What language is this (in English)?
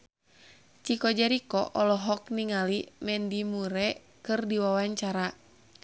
Sundanese